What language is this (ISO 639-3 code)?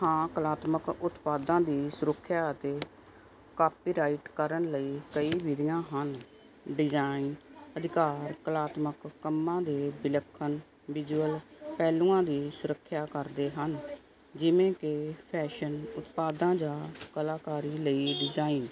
pan